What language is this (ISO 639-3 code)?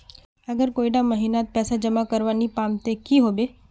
mag